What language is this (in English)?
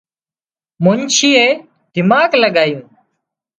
Wadiyara Koli